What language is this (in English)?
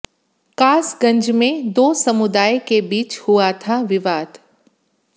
Hindi